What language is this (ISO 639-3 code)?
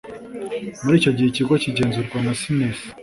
kin